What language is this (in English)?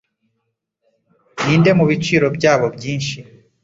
Kinyarwanda